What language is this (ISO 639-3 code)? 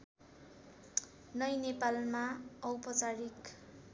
nep